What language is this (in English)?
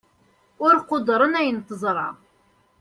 Kabyle